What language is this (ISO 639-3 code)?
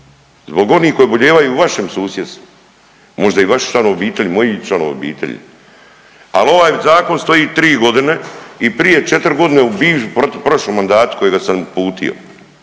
hrv